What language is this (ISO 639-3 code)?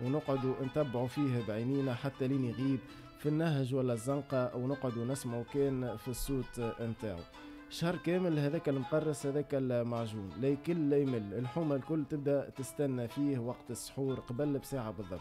ara